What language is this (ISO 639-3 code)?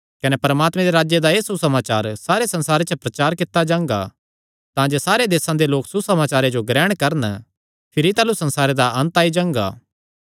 xnr